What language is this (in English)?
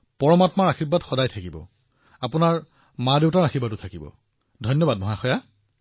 Assamese